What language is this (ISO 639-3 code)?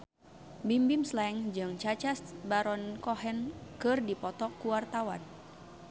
sun